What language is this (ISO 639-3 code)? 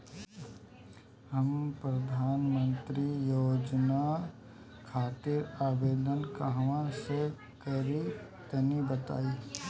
bho